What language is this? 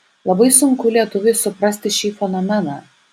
Lithuanian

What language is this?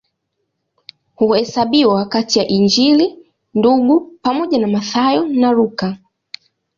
Swahili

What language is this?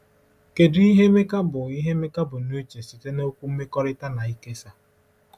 Igbo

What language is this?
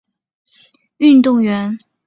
Chinese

